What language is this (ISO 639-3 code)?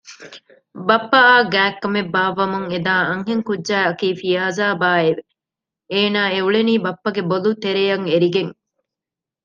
div